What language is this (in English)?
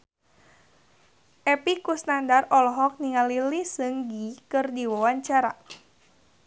Sundanese